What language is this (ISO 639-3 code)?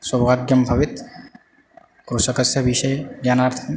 san